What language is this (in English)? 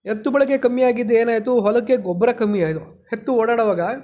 Kannada